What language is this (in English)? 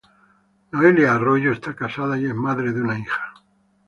Spanish